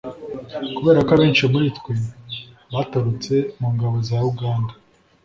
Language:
Kinyarwanda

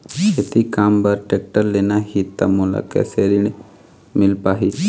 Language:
Chhattisgarhi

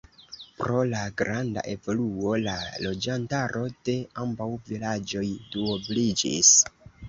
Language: Esperanto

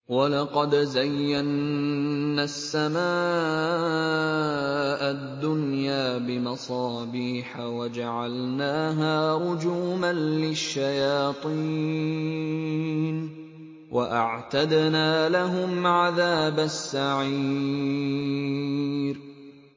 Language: Arabic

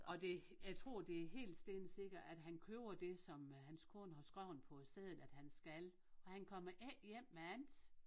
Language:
Danish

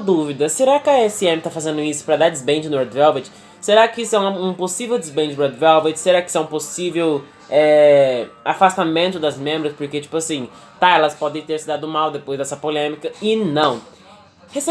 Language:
Portuguese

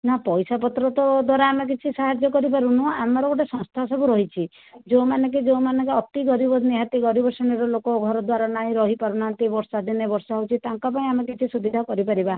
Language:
Odia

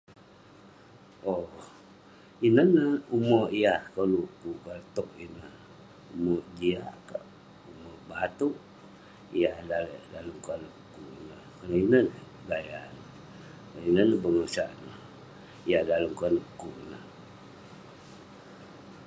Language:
Western Penan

